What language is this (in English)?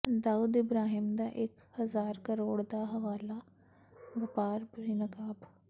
Punjabi